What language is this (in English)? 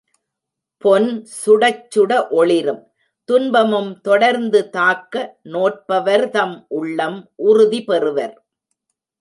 Tamil